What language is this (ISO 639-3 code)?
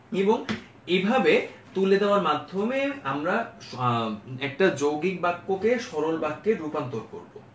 ben